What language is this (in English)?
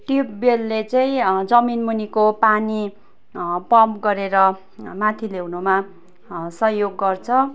Nepali